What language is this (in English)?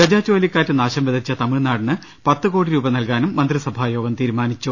Malayalam